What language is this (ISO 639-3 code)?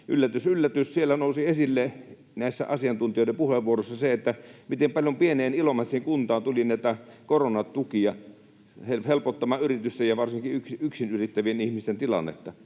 fin